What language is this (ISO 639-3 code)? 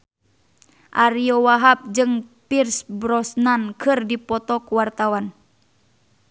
sun